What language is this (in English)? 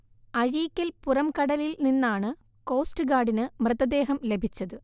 Malayalam